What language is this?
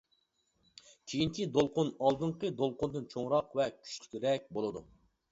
Uyghur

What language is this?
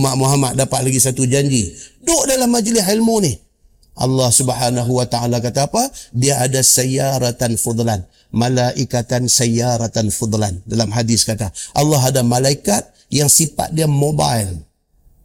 Malay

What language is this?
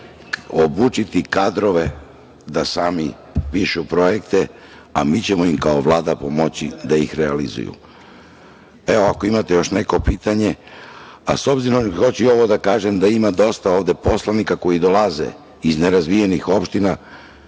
Serbian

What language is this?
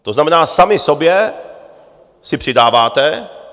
Czech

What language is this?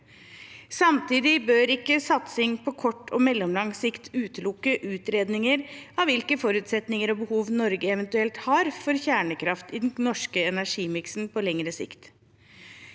Norwegian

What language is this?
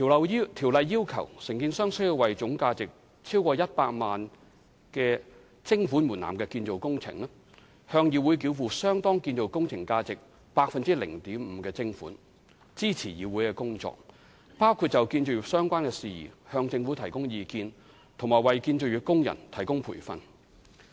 Cantonese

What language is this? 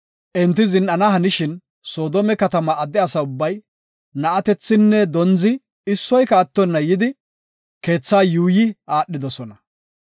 Gofa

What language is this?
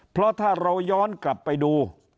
Thai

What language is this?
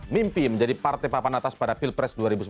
Indonesian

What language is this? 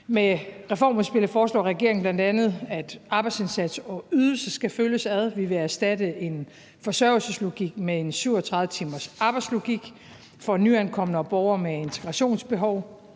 Danish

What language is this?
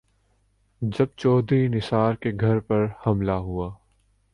Urdu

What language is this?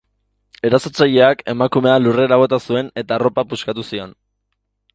Basque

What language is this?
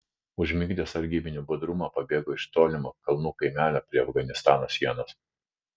Lithuanian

